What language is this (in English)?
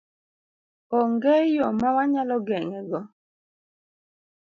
Luo (Kenya and Tanzania)